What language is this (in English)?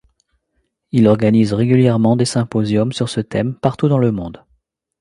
French